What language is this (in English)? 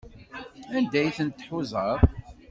Kabyle